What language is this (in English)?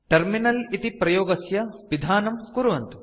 Sanskrit